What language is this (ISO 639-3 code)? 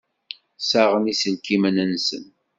kab